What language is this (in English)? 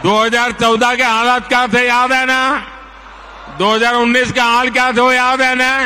Hindi